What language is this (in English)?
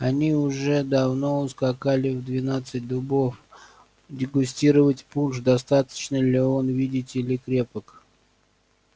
Russian